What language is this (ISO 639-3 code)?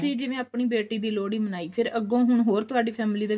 pan